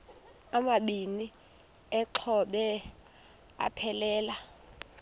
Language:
Xhosa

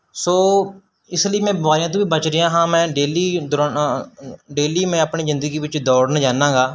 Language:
Punjabi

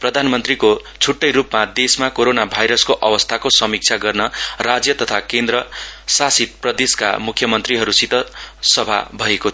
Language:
Nepali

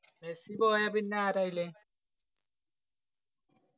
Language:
Malayalam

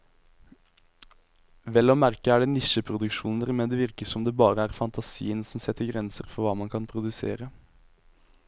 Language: Norwegian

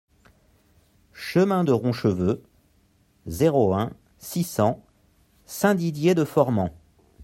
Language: French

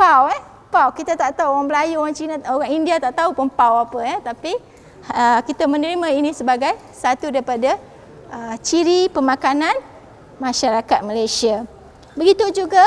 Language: Malay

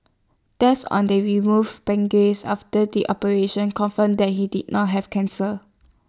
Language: English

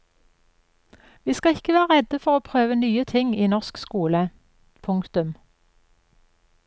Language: Norwegian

